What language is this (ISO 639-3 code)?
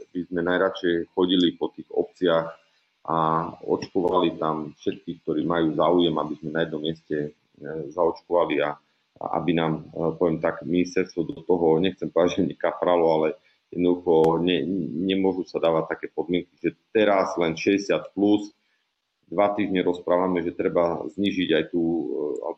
slk